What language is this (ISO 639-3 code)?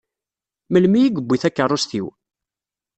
kab